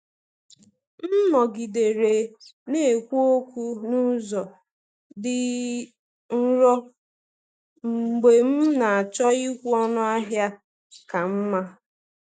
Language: Igbo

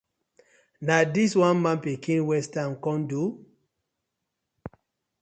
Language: Nigerian Pidgin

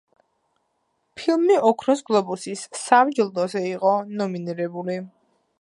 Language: Georgian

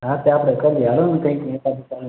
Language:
Gujarati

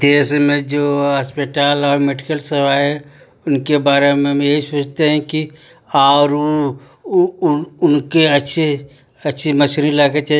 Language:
Hindi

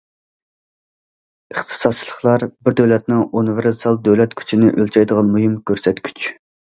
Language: Uyghur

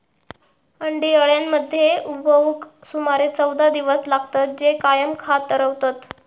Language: Marathi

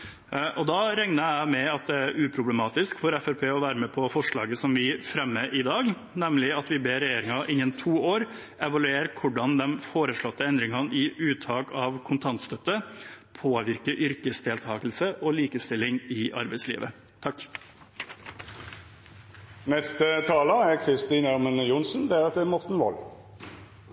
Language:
Norwegian Bokmål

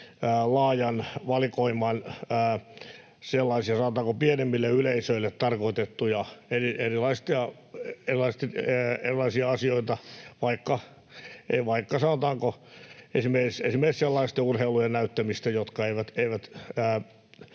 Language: Finnish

